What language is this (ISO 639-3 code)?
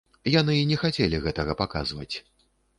bel